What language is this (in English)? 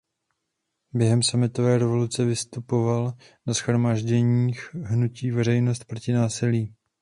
Czech